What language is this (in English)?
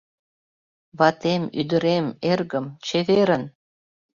Mari